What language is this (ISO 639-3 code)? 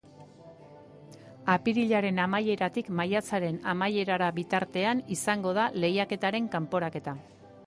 eus